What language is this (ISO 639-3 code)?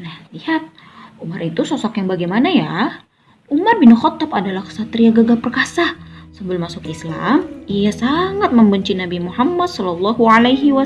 ind